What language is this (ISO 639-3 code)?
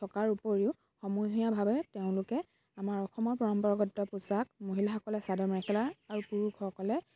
asm